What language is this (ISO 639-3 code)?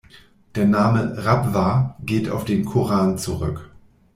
deu